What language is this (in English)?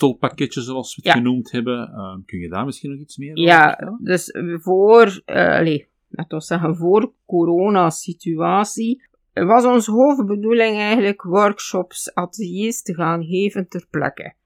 Dutch